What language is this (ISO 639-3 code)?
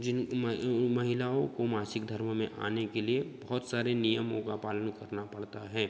hin